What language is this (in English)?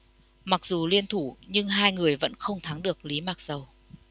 Vietnamese